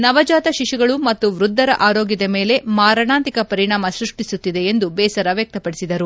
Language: Kannada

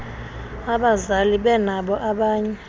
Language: Xhosa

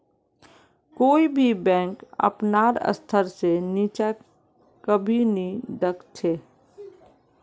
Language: Magahi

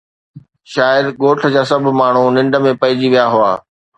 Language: Sindhi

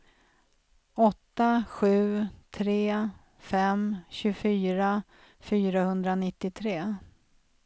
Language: Swedish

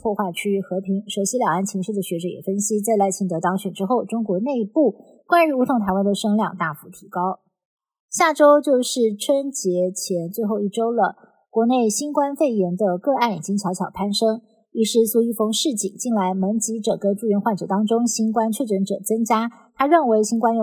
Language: Chinese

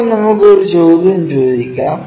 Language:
Malayalam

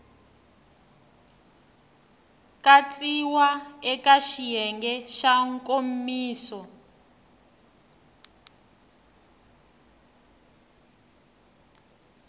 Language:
Tsonga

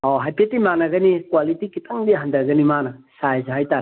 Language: Manipuri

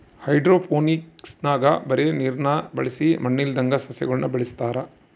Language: Kannada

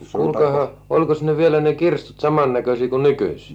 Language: Finnish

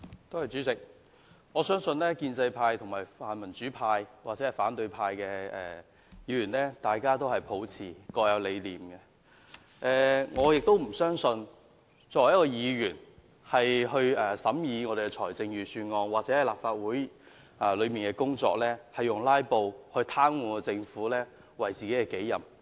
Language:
Cantonese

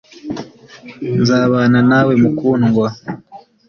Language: Kinyarwanda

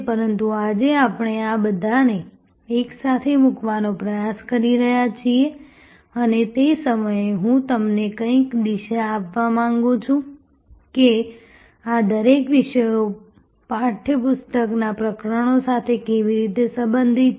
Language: Gujarati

